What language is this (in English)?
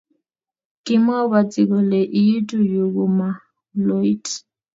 Kalenjin